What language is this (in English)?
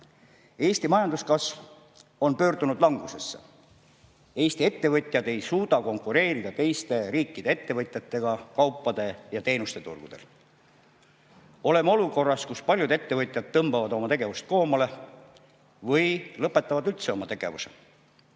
Estonian